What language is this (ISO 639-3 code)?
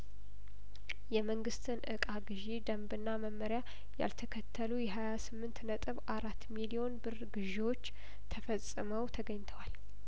amh